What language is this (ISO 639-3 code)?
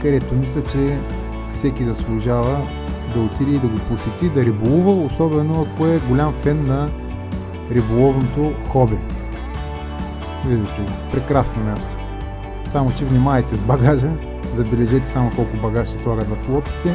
bul